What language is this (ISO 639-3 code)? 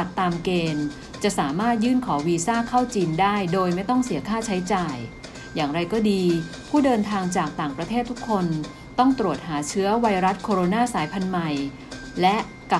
tha